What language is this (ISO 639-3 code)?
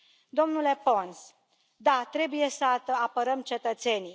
ron